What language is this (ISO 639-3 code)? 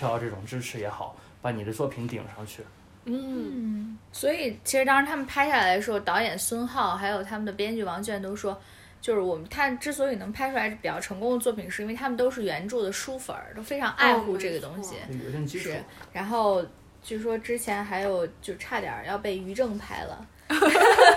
zho